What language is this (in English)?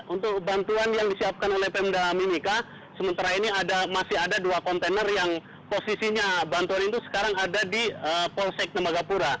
Indonesian